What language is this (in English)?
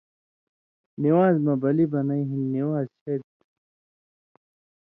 Indus Kohistani